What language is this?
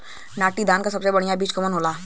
Bhojpuri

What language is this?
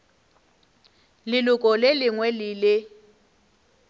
Northern Sotho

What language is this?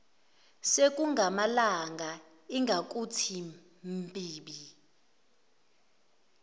Zulu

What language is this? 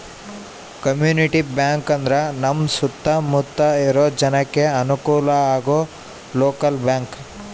Kannada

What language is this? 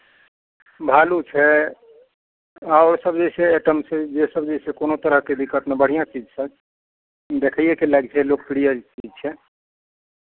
Maithili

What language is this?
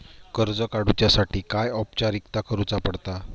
Marathi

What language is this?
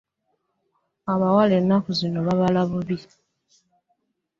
Ganda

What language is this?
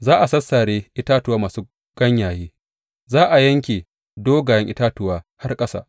Hausa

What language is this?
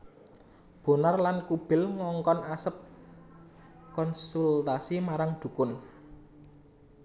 Javanese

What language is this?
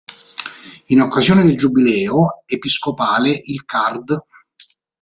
Italian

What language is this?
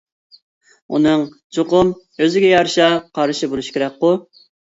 Uyghur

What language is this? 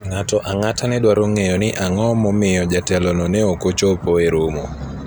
Luo (Kenya and Tanzania)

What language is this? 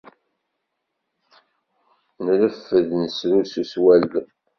Kabyle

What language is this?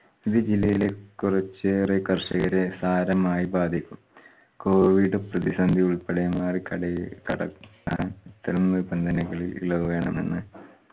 Malayalam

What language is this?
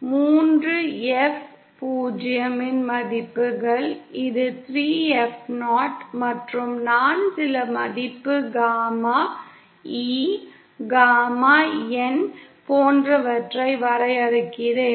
Tamil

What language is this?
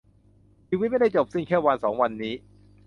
Thai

